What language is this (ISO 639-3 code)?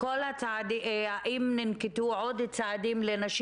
heb